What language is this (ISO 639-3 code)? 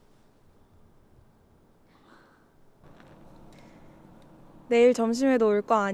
kor